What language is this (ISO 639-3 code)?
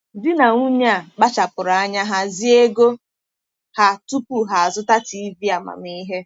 ibo